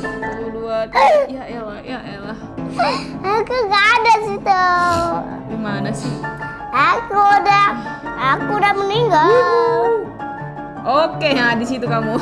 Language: Indonesian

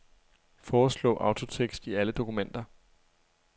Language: Danish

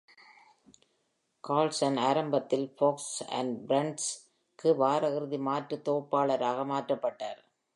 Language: Tamil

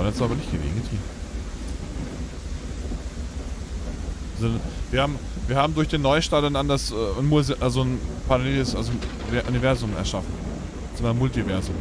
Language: German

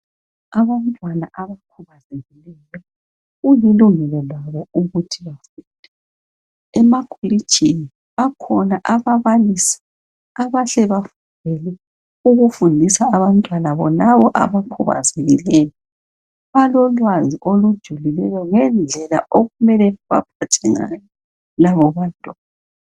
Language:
North Ndebele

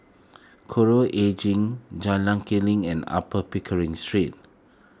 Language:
English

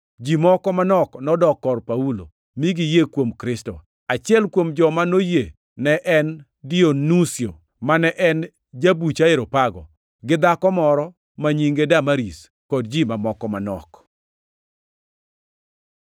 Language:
Luo (Kenya and Tanzania)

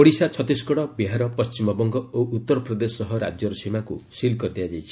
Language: Odia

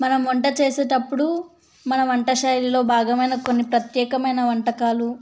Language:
Telugu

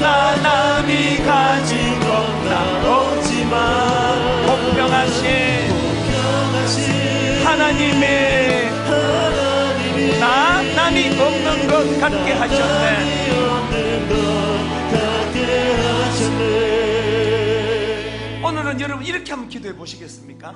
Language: Korean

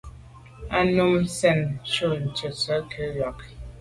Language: Medumba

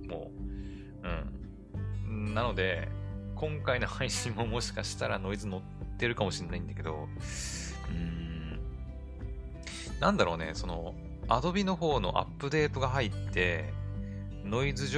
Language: Japanese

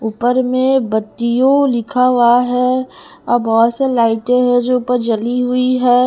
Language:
Hindi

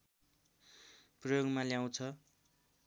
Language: Nepali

